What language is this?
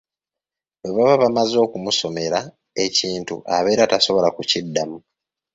Ganda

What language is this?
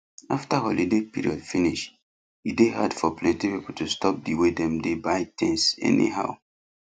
Nigerian Pidgin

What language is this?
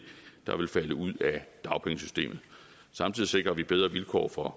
Danish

